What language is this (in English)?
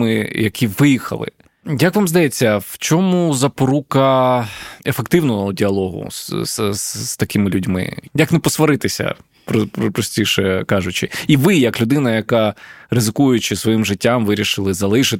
Ukrainian